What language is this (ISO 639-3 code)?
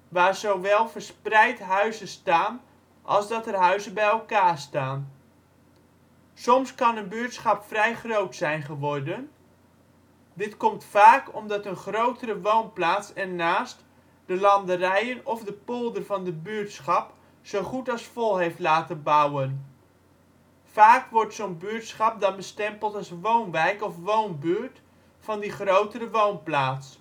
nld